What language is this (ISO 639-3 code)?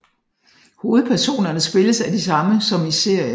dan